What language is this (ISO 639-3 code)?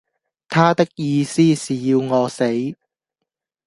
yue